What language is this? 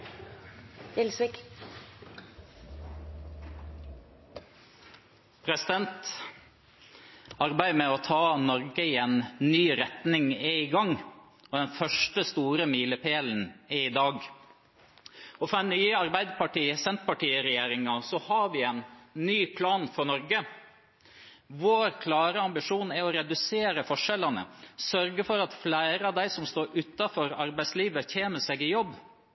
Norwegian Bokmål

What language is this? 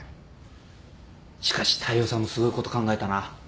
Japanese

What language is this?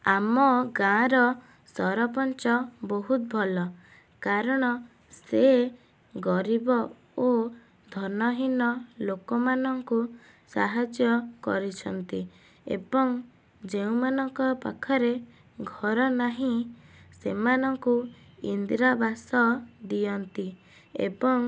Odia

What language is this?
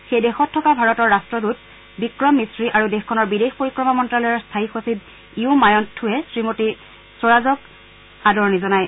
Assamese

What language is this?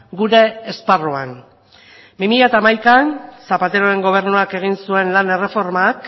Basque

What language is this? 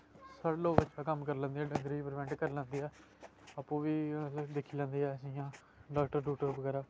Dogri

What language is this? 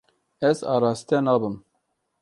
Kurdish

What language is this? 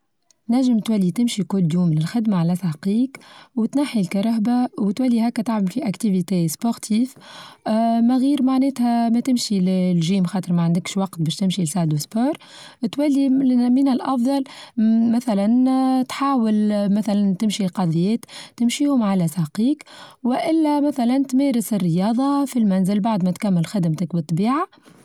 Tunisian Arabic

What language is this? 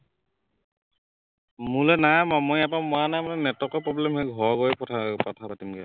Assamese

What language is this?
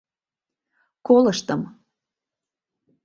Mari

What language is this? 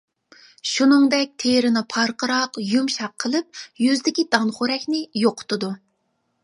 Uyghur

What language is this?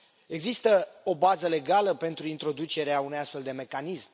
Romanian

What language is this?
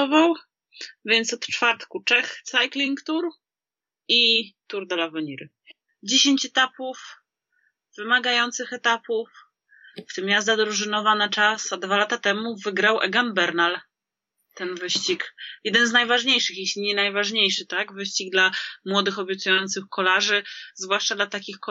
Polish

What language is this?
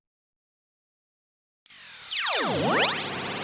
Thai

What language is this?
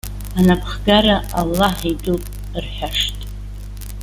Abkhazian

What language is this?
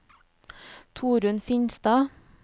Norwegian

